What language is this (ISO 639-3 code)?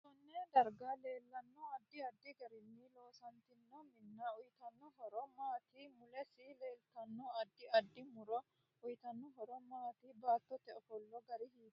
sid